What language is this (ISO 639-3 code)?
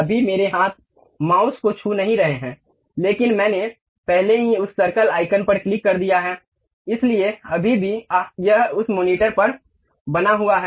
hin